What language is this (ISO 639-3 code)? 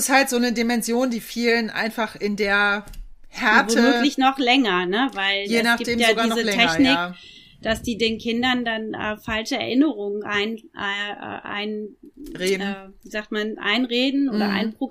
deu